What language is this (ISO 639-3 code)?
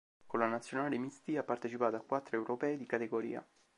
ita